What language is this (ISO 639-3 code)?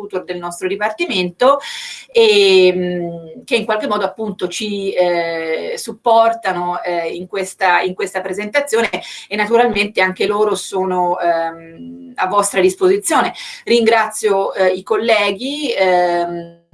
ita